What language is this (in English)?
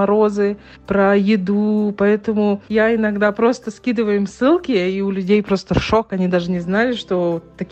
Russian